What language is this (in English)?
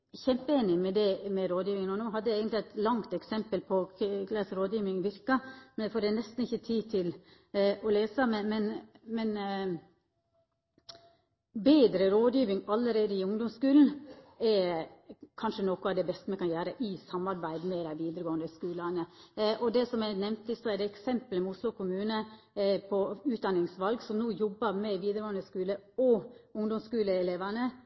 Norwegian Nynorsk